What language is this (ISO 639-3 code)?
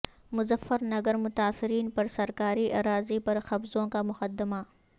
urd